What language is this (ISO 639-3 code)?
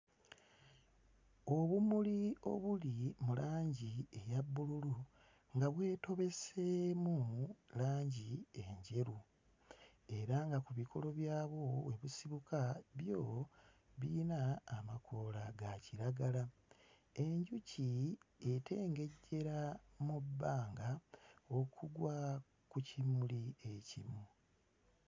lug